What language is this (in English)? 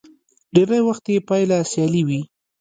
Pashto